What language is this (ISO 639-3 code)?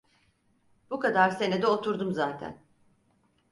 tur